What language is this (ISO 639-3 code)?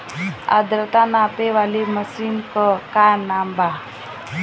bho